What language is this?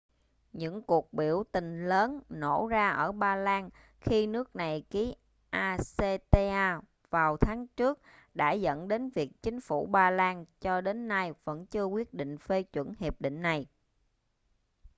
Vietnamese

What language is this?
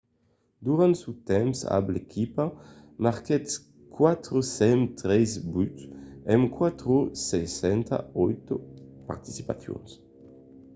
Occitan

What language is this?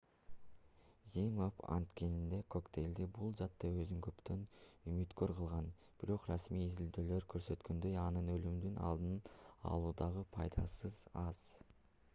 Kyrgyz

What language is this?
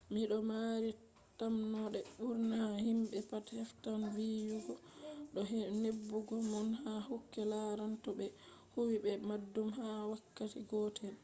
Fula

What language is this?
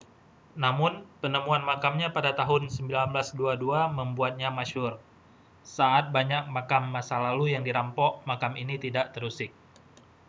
Indonesian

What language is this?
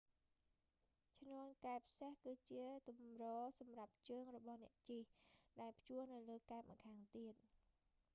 Khmer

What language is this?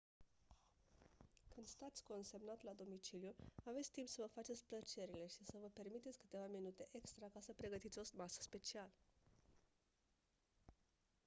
Romanian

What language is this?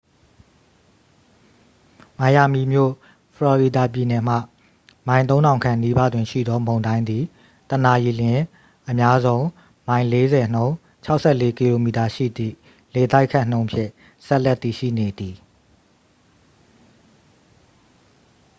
Burmese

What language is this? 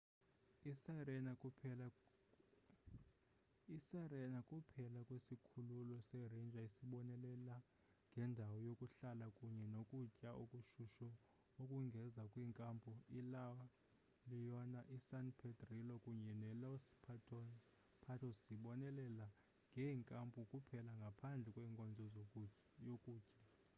Xhosa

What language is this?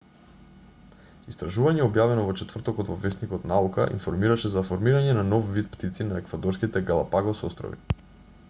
Macedonian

